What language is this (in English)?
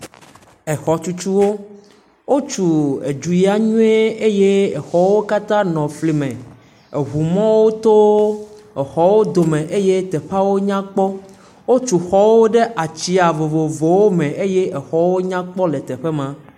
Ewe